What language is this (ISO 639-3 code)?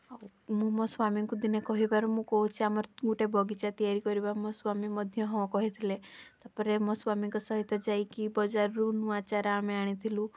ori